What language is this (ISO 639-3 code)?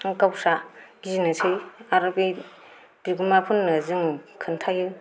brx